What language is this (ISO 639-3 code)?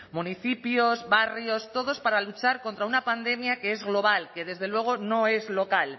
spa